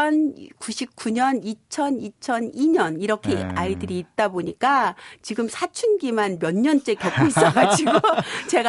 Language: Korean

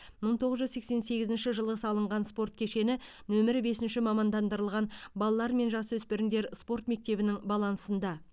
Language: Kazakh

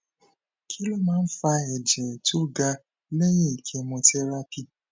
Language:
Yoruba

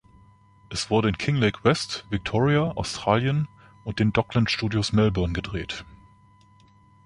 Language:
German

